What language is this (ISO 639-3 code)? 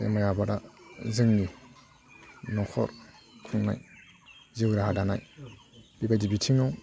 brx